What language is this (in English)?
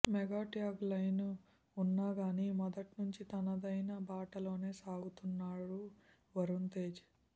Telugu